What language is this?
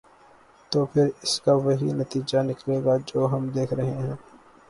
Urdu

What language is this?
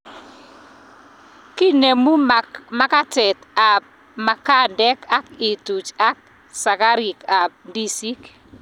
Kalenjin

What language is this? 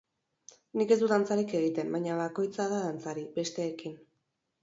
Basque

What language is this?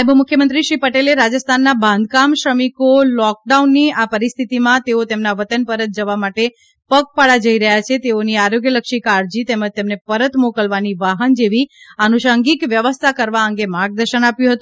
Gujarati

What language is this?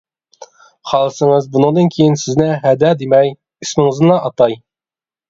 Uyghur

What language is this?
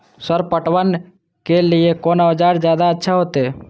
Maithili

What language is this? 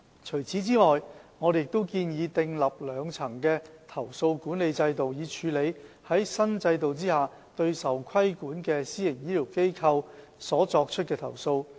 Cantonese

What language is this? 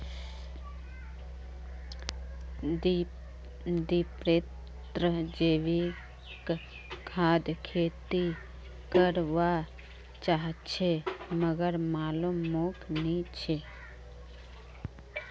Magahi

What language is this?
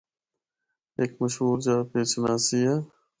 Northern Hindko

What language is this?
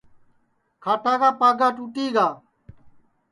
Sansi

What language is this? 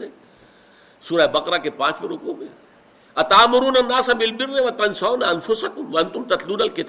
Urdu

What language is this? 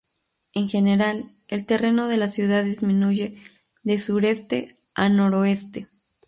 Spanish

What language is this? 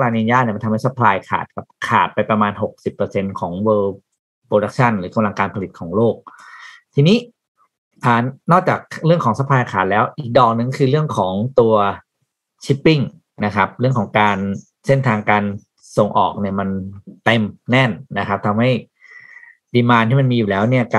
Thai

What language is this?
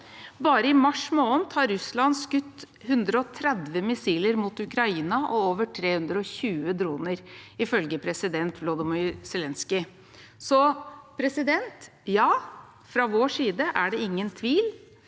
Norwegian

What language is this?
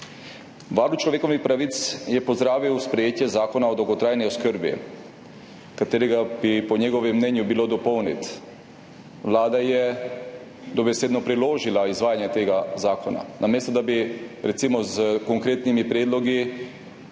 Slovenian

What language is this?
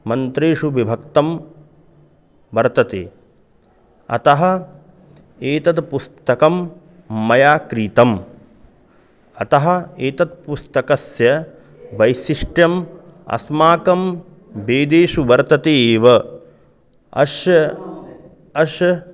Sanskrit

